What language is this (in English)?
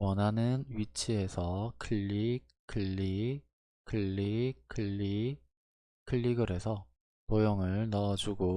Korean